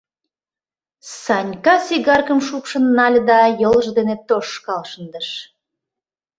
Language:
Mari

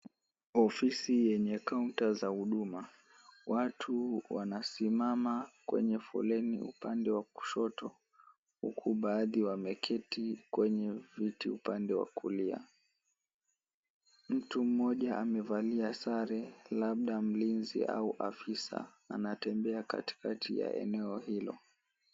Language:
Swahili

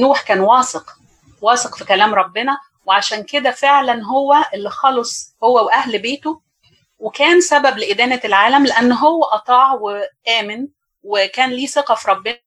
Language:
Arabic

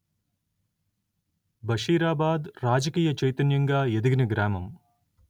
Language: Telugu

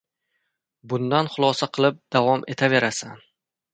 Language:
Uzbek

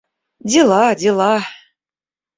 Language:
Russian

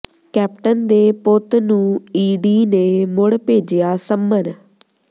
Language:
Punjabi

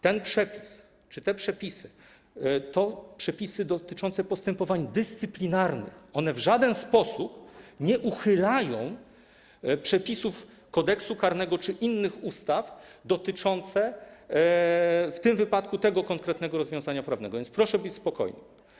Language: Polish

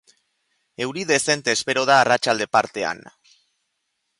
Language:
Basque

